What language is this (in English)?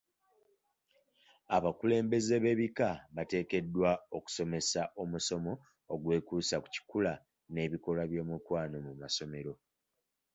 Ganda